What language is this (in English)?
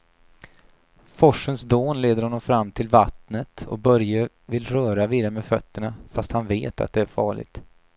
Swedish